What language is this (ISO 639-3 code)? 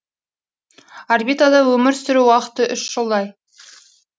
kaz